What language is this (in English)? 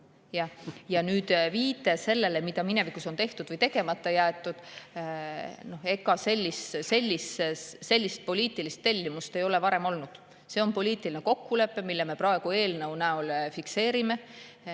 Estonian